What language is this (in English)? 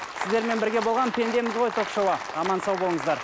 Kazakh